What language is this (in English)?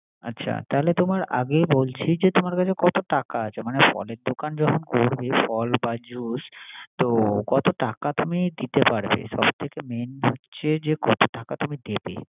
Bangla